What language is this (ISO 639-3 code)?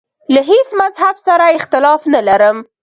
pus